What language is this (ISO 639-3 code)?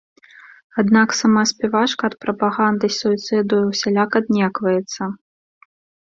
bel